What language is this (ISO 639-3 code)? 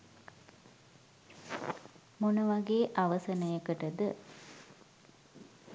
sin